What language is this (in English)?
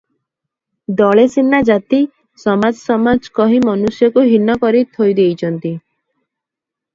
Odia